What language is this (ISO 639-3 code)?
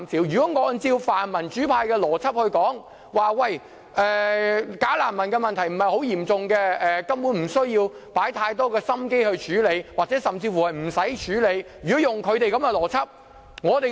yue